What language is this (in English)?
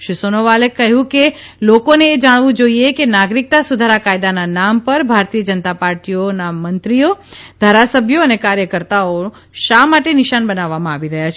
Gujarati